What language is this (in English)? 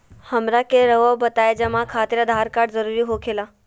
Magahi